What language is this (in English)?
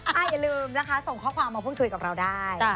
Thai